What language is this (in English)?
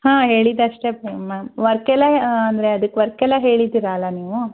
Kannada